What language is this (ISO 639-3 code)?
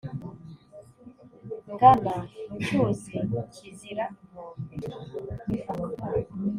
kin